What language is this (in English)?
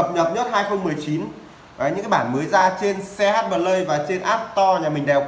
Vietnamese